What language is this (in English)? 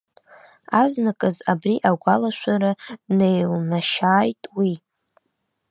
Abkhazian